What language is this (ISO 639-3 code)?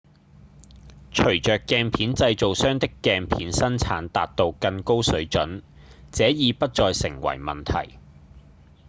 yue